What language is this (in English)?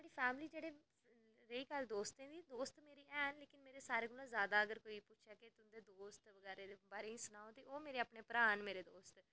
Dogri